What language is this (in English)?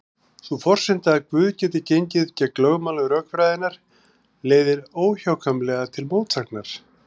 Icelandic